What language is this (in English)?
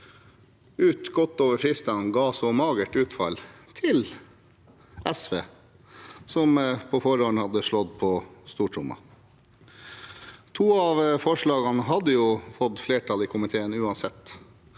Norwegian